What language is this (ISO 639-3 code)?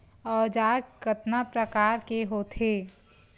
hne